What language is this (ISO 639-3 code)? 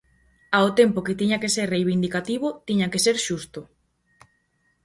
glg